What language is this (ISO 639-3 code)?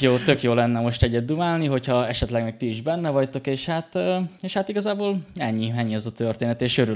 hun